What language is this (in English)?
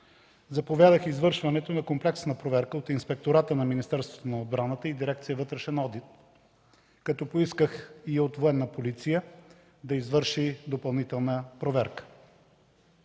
Bulgarian